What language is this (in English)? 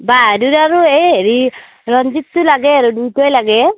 Assamese